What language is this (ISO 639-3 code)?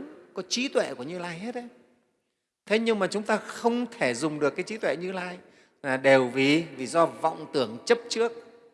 vie